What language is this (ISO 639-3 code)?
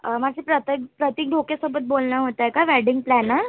mar